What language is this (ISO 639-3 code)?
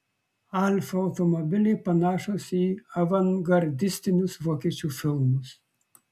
lit